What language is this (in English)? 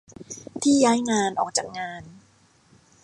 Thai